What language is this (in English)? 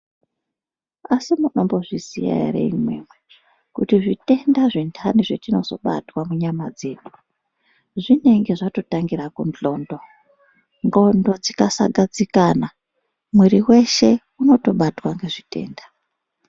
Ndau